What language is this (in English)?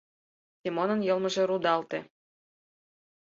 Mari